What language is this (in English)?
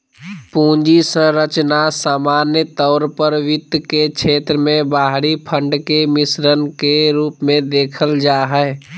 Magahi